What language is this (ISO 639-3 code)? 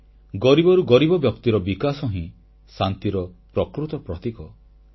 ori